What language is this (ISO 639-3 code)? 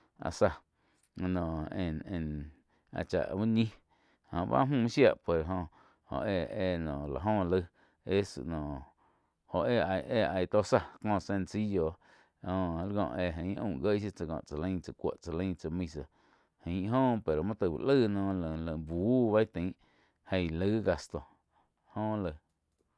chq